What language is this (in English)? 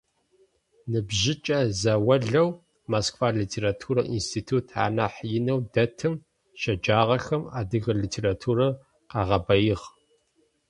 Adyghe